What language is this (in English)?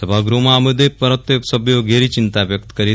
Gujarati